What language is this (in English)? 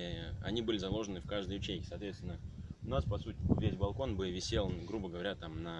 Russian